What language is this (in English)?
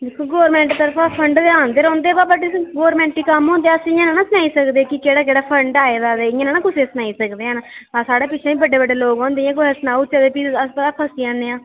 Dogri